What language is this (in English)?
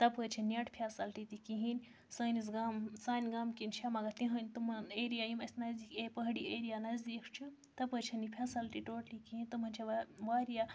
Kashmiri